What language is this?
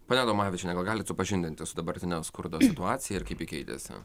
Lithuanian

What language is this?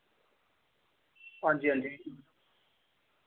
Dogri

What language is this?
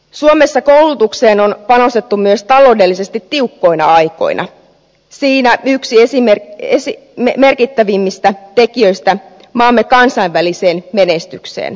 Finnish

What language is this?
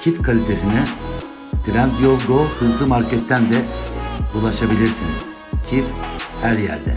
Turkish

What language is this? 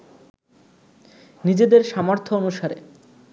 Bangla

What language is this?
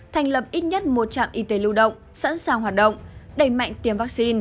Vietnamese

